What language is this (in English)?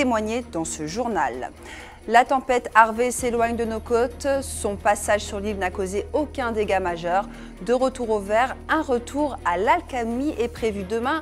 French